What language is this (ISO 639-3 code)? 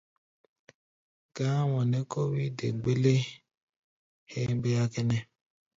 gba